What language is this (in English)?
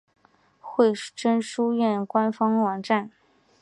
Chinese